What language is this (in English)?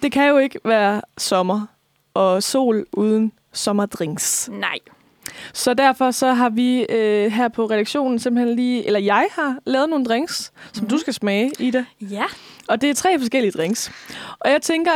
Danish